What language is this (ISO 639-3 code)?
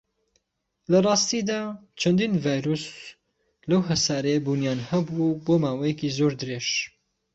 ckb